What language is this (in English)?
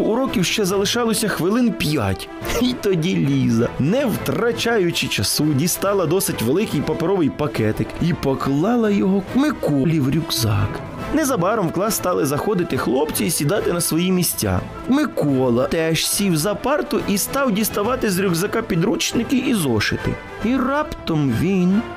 Ukrainian